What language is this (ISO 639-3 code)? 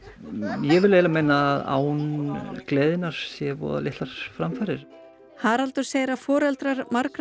isl